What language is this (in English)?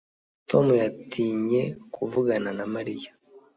Kinyarwanda